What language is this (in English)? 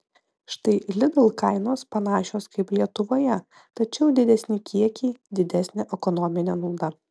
Lithuanian